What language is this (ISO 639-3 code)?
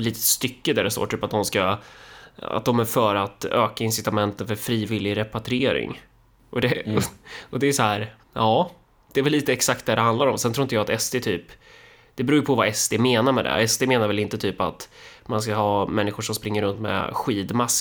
swe